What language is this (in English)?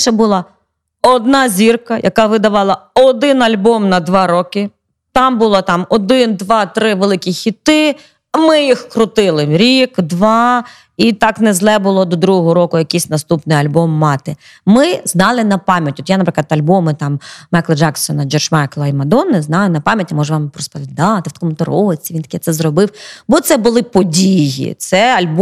Ukrainian